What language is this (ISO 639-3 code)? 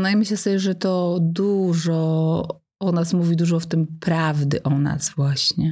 pol